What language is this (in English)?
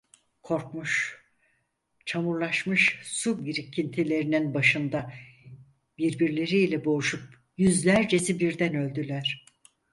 Turkish